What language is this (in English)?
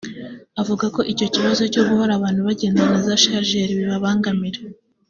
Kinyarwanda